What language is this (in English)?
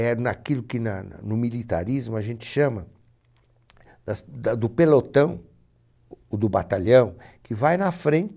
Portuguese